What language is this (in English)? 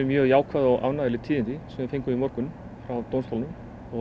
Icelandic